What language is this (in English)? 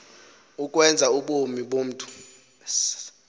Xhosa